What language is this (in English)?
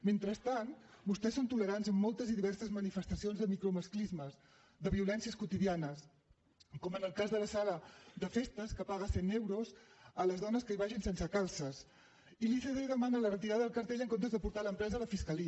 Catalan